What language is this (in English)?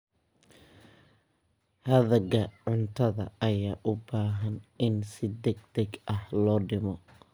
Somali